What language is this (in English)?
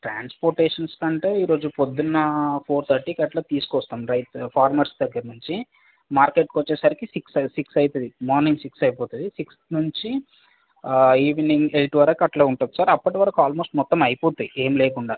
Telugu